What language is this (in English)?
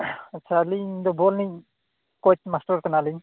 Santali